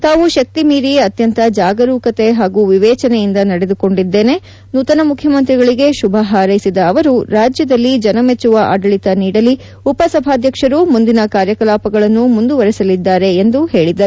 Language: Kannada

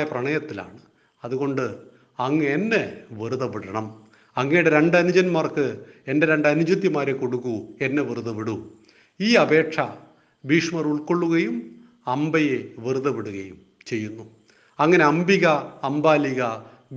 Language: Malayalam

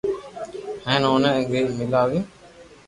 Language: Loarki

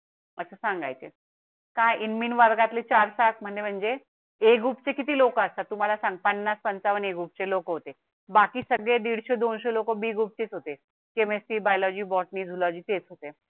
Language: Marathi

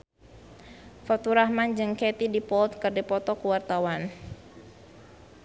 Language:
Sundanese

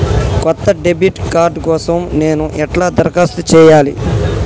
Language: Telugu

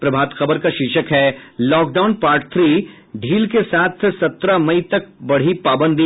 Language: Hindi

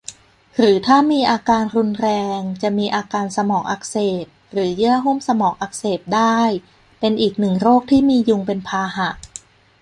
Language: Thai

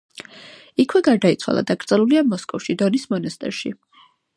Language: Georgian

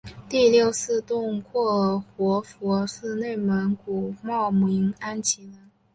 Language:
Chinese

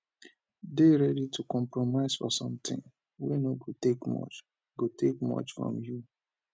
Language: Nigerian Pidgin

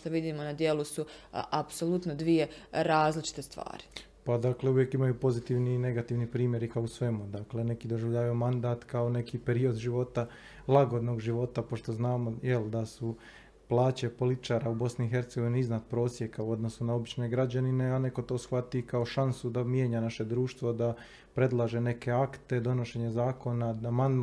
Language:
Croatian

